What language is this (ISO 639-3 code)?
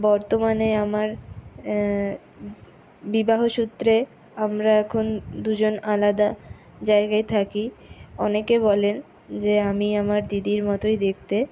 ben